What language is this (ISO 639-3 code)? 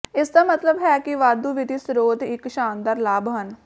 pan